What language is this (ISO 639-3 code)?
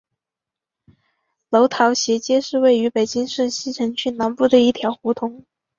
zho